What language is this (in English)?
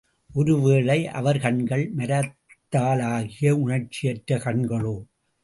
Tamil